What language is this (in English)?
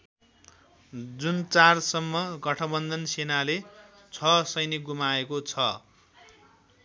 Nepali